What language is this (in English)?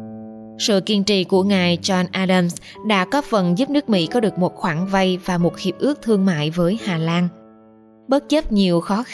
Vietnamese